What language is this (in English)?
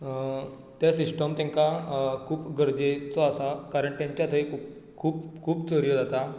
Konkani